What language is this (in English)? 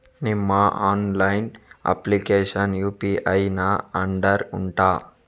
Kannada